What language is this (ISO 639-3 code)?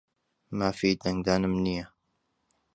ckb